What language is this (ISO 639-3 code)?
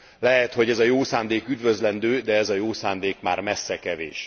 hun